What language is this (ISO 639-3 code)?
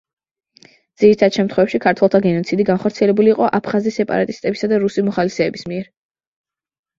kat